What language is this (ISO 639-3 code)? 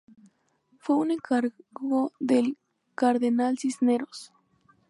spa